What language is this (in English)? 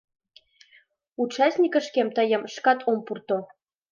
Mari